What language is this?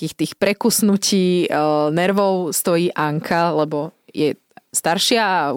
Slovak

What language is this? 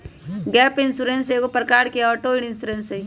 Magahi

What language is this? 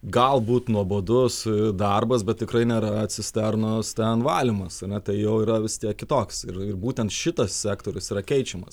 Lithuanian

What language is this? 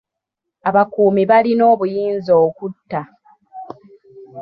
Ganda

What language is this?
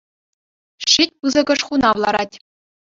Chuvash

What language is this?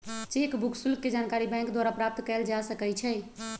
Magahi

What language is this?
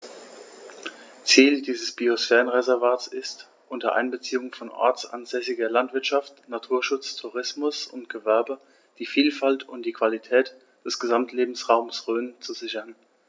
German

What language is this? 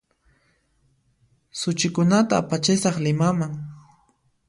Puno Quechua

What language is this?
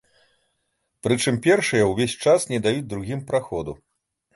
Belarusian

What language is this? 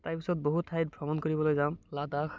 Assamese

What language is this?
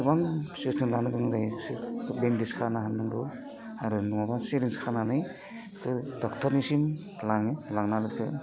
Bodo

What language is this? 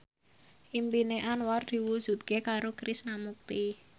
Javanese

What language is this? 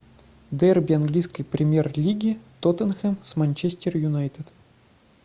Russian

